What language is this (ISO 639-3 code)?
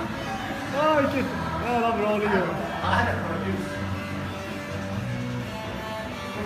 swe